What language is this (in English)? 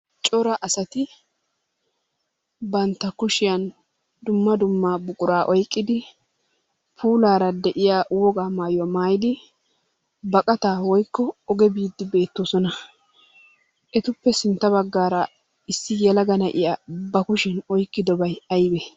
Wolaytta